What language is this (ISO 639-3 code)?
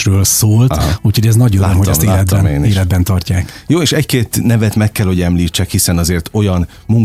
hun